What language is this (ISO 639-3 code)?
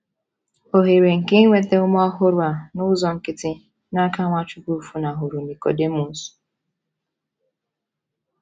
ibo